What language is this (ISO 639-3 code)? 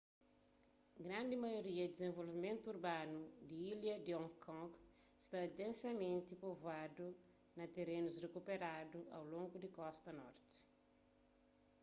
kea